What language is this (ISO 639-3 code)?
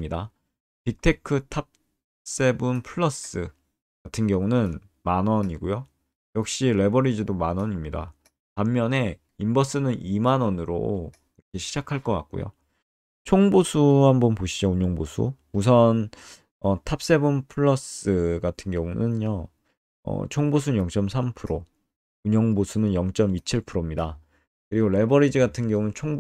kor